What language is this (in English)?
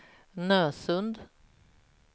Swedish